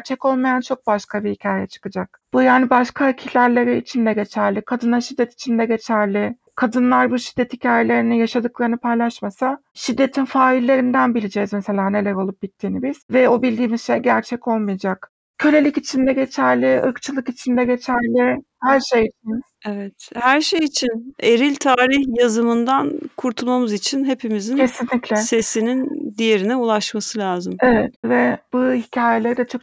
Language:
Turkish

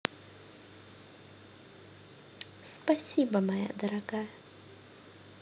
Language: Russian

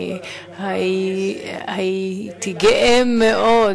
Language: Hebrew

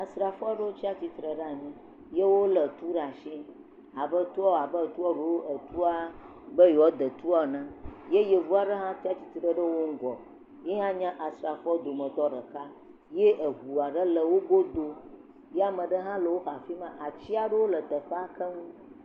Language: Ewe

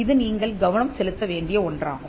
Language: Tamil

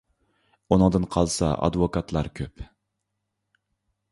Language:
Uyghur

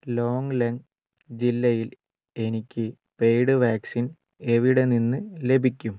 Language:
Malayalam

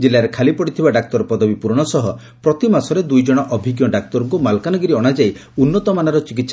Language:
Odia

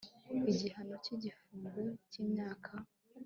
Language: Kinyarwanda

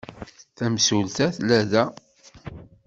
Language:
Kabyle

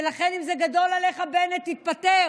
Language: Hebrew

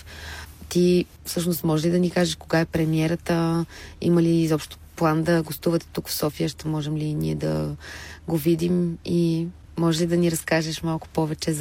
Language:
Bulgarian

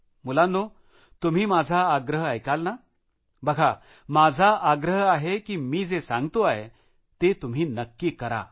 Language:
Marathi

